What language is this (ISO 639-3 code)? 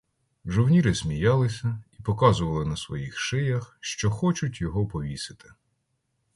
ukr